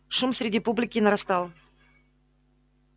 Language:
Russian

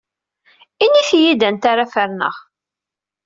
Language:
Kabyle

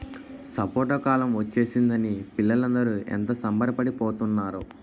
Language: Telugu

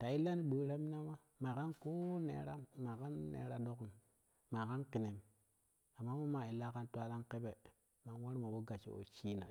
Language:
Kushi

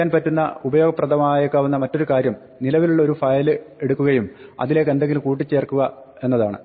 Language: Malayalam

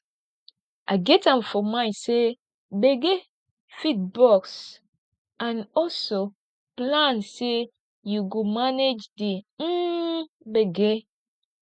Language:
Nigerian Pidgin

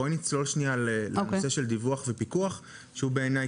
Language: Hebrew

